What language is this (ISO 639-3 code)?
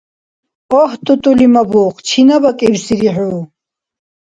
dar